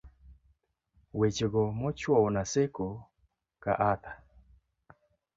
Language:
Luo (Kenya and Tanzania)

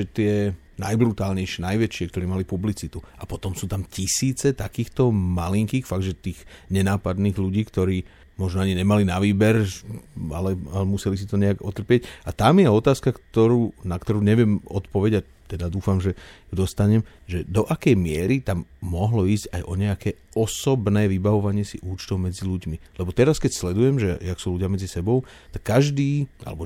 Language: Slovak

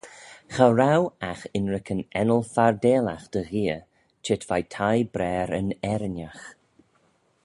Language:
Manx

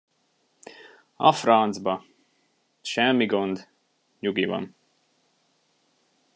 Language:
Hungarian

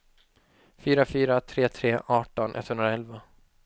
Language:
Swedish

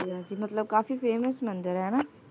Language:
Punjabi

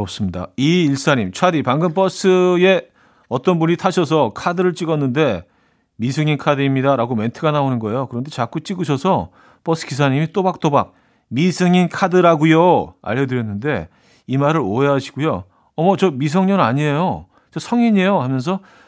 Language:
Korean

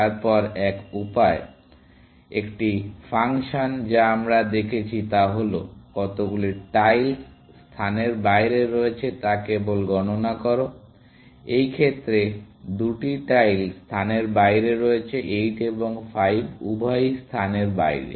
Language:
Bangla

